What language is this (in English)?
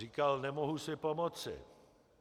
Czech